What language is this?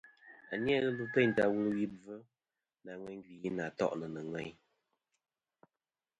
Kom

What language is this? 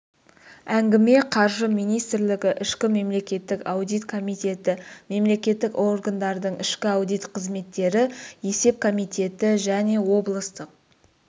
Kazakh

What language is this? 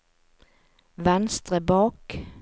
Norwegian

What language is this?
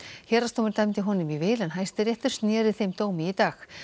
Icelandic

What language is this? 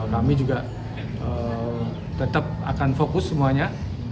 Indonesian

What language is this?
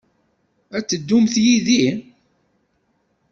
Kabyle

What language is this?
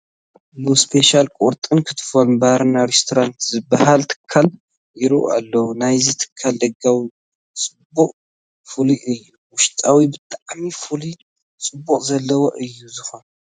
Tigrinya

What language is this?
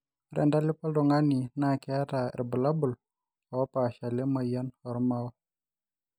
Masai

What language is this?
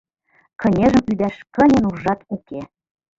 Mari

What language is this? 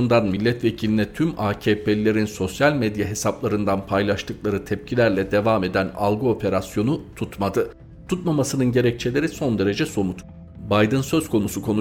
Turkish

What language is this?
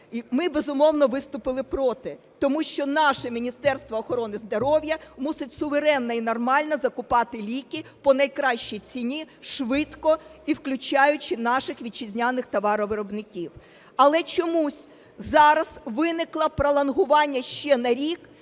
Ukrainian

